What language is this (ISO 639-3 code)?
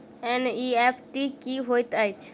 mai